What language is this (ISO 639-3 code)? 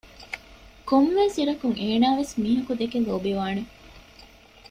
div